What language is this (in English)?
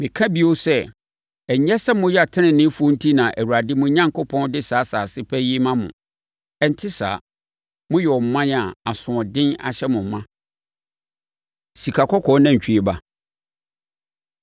Akan